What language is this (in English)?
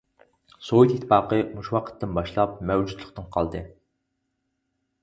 Uyghur